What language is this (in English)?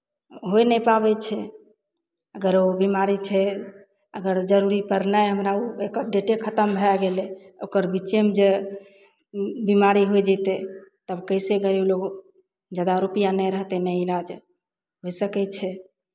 Maithili